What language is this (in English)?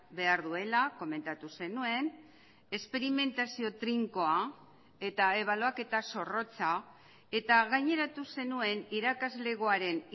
Basque